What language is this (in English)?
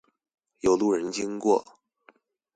Chinese